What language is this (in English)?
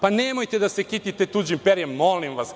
Serbian